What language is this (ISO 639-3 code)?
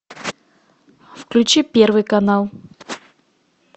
rus